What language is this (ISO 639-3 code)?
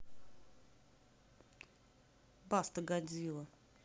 rus